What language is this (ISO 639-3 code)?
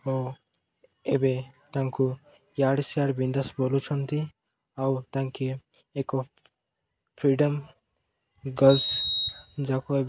ori